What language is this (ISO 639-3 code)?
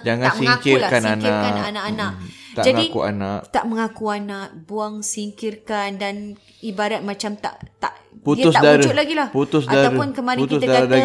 msa